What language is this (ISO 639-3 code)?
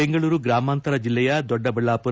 kan